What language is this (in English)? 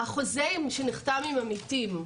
Hebrew